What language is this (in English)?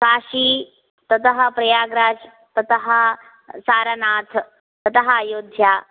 Sanskrit